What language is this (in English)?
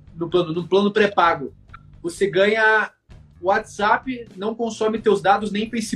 Portuguese